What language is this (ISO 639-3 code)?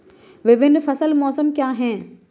hin